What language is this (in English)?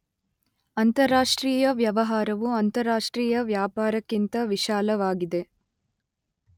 Kannada